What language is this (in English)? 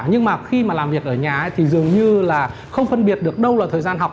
Vietnamese